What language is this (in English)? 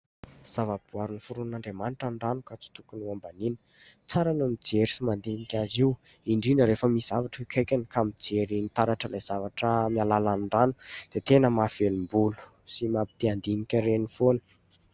Malagasy